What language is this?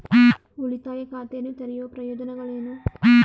Kannada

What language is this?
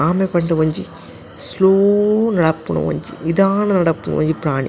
Tulu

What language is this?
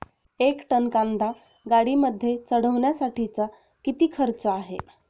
Marathi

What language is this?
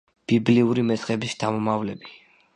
Georgian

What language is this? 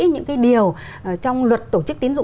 Vietnamese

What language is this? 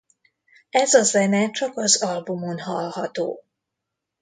Hungarian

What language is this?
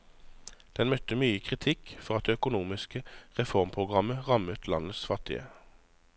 Norwegian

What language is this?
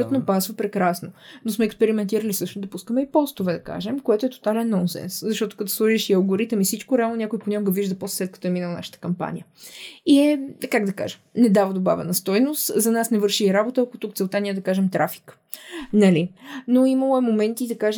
Bulgarian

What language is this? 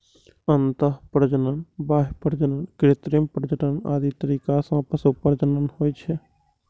Maithili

